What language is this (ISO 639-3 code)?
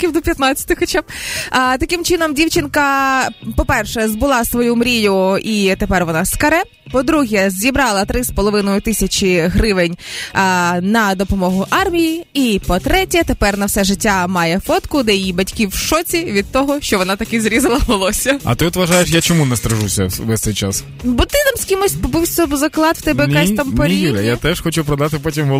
ukr